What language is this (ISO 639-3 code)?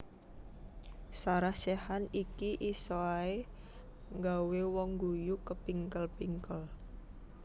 jav